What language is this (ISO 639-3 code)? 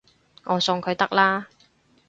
yue